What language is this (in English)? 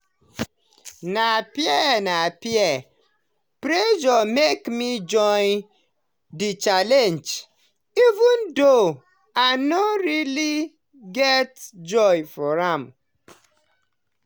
Nigerian Pidgin